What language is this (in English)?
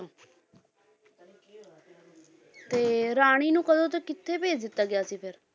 Punjabi